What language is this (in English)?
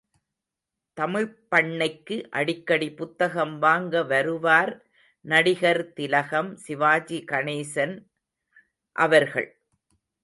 Tamil